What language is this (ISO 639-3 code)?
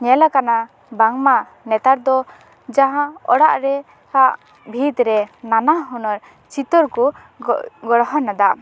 sat